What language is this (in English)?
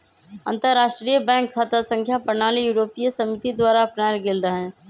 Magahi